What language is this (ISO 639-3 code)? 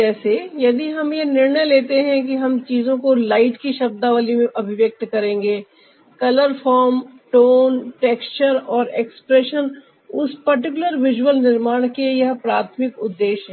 hin